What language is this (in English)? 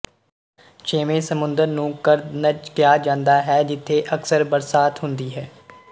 Punjabi